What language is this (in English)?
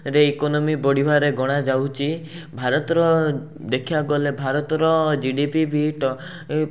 Odia